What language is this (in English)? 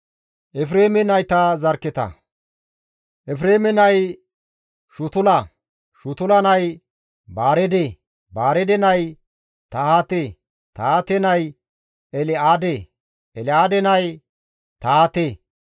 Gamo